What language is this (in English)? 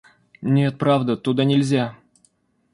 Russian